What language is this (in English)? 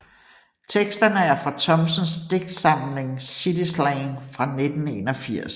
Danish